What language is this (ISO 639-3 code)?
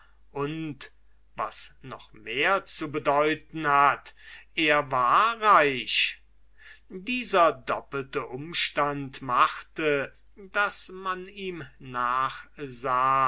deu